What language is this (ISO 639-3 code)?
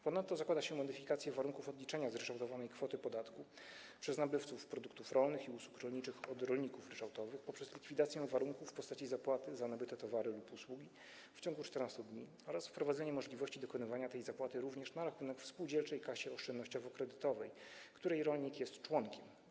pol